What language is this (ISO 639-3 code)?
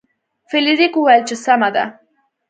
pus